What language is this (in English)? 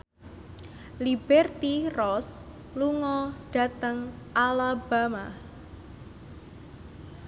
Javanese